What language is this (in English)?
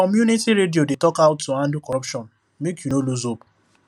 Nigerian Pidgin